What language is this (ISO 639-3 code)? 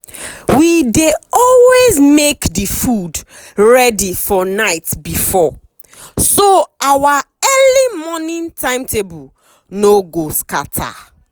pcm